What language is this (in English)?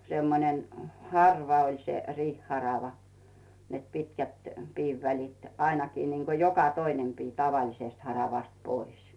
Finnish